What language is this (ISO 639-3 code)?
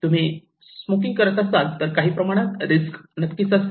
mar